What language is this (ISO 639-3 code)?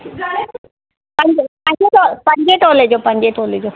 snd